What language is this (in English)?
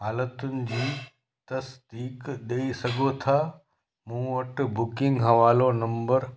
Sindhi